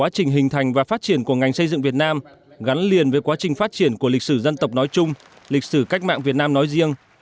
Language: Vietnamese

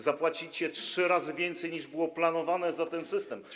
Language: Polish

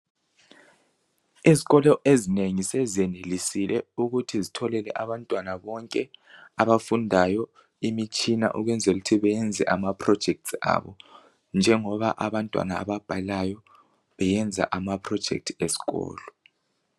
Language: North Ndebele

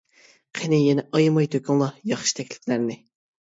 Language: Uyghur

